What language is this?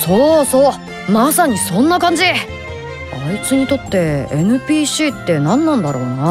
Japanese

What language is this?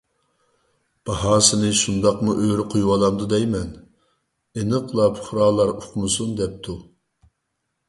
Uyghur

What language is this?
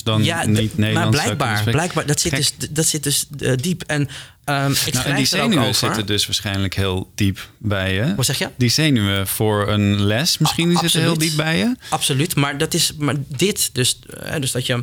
Dutch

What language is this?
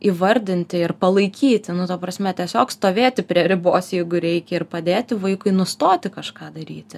Lithuanian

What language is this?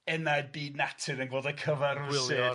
Welsh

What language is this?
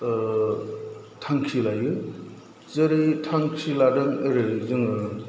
Bodo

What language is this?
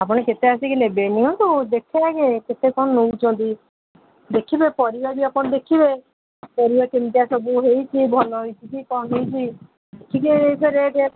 Odia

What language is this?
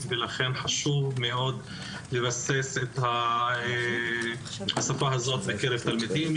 Hebrew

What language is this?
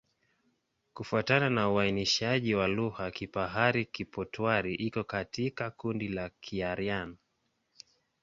Swahili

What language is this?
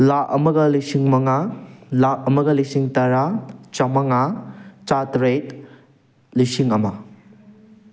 Manipuri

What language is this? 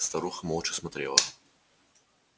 Russian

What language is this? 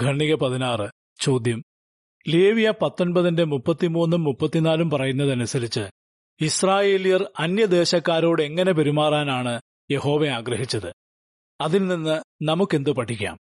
Malayalam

